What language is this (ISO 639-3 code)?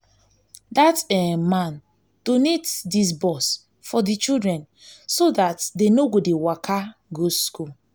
pcm